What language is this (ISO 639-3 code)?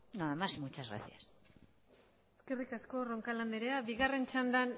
eus